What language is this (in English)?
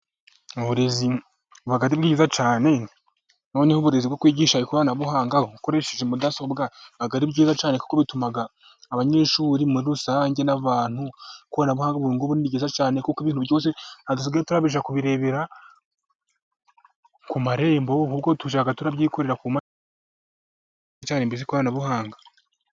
Kinyarwanda